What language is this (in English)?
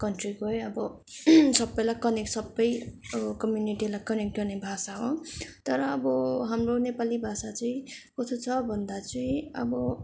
Nepali